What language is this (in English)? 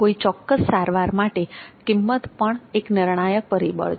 Gujarati